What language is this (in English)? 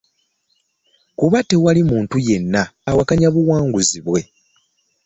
Ganda